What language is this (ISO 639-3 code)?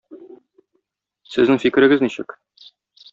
tat